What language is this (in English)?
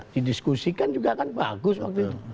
Indonesian